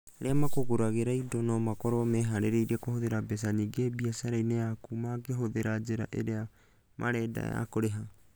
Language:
Kikuyu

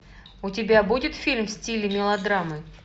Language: Russian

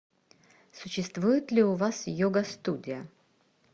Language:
Russian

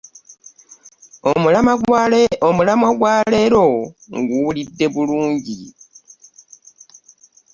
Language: Ganda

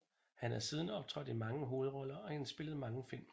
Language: Danish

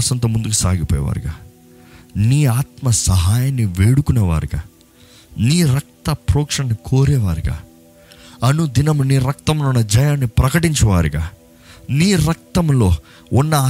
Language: Telugu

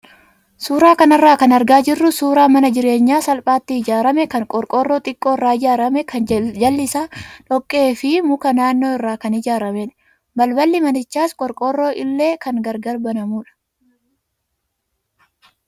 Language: Oromo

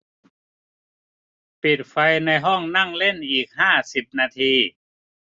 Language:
Thai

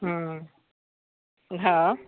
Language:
Maithili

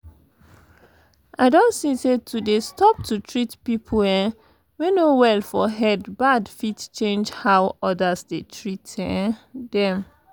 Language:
Nigerian Pidgin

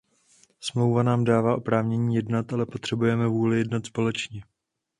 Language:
Czech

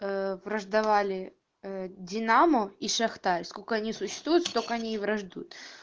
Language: Russian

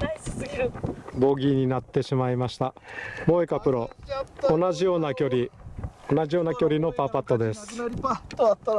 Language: Japanese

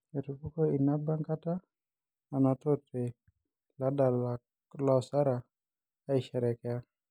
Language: Masai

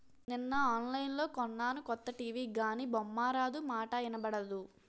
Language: Telugu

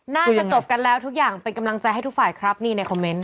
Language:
Thai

